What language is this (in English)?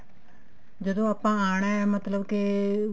Punjabi